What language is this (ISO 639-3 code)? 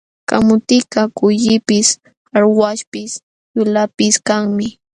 qxw